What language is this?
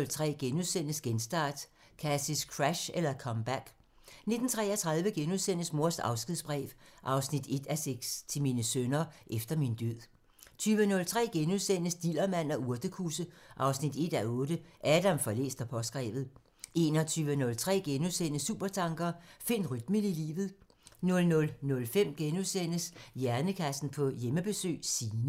Danish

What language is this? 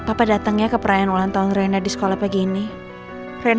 Indonesian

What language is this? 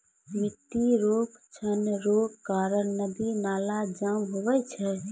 Maithili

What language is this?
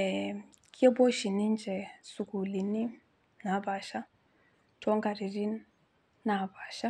Masai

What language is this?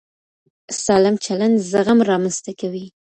Pashto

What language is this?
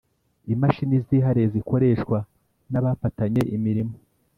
Kinyarwanda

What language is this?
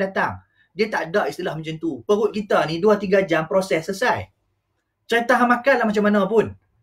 Malay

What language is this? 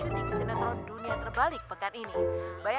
Indonesian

